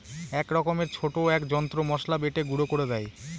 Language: Bangla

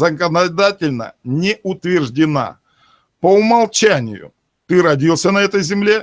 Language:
Russian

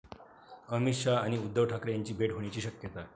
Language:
Marathi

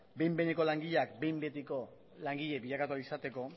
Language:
Basque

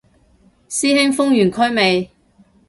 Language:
Cantonese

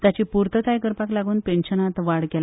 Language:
Konkani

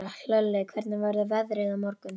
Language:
Icelandic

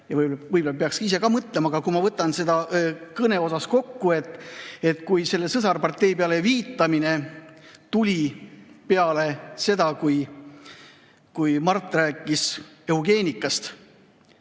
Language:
Estonian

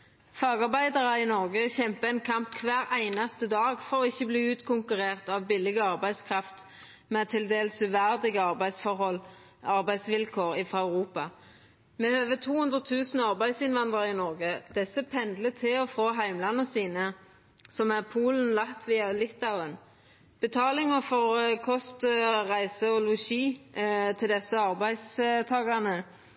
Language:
Norwegian Nynorsk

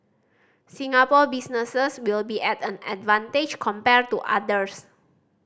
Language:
English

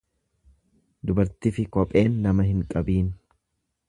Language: Oromo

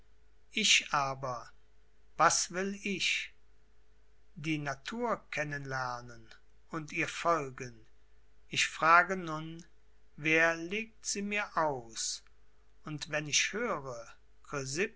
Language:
German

